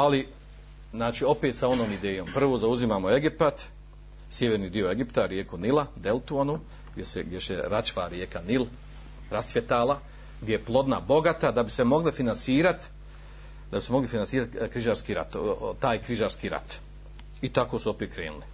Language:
Croatian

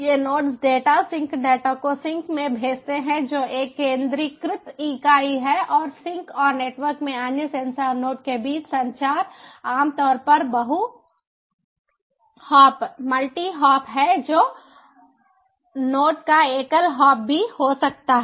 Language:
Hindi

